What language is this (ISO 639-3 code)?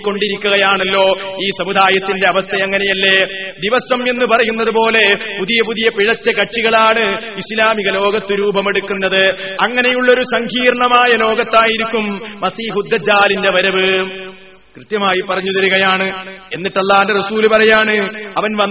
mal